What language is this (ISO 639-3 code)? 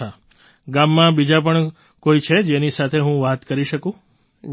guj